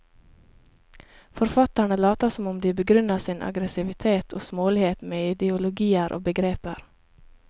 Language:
Norwegian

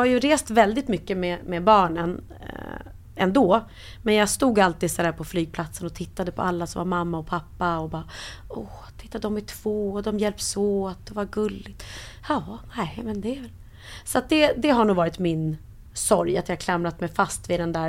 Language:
Swedish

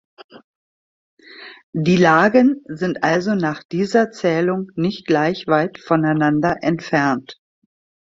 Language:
German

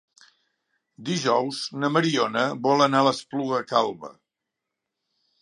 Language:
Catalan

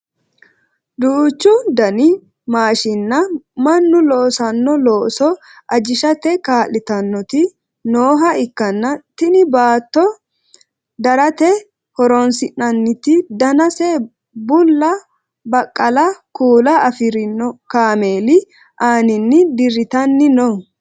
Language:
Sidamo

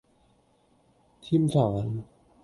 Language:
Cantonese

